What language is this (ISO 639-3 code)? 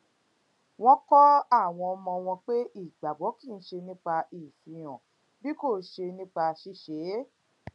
yor